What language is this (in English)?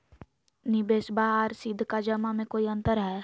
Magahi